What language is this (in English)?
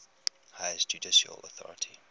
English